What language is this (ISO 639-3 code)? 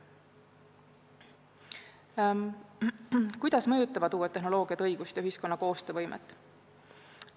est